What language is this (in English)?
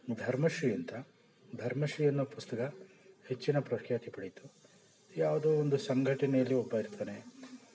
Kannada